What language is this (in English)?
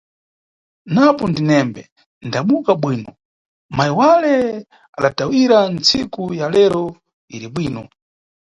Nyungwe